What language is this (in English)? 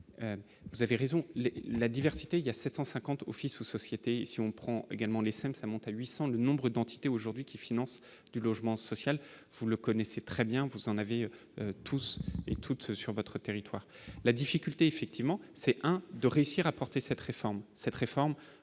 French